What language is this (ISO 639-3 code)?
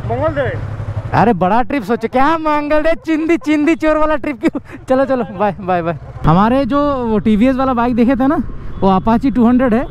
hin